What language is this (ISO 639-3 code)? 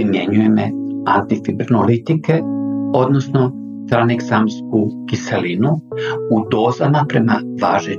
hrv